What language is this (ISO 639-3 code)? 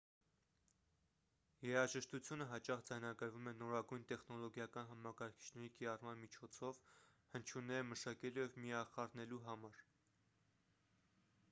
hye